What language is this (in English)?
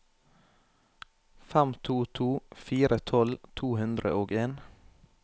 Norwegian